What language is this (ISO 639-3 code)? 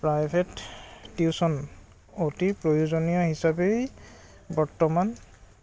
asm